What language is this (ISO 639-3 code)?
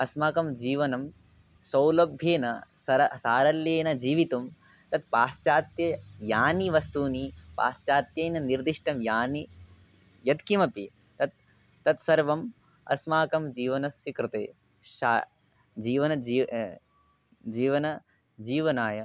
san